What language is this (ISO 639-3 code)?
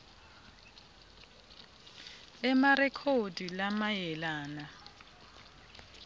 ssw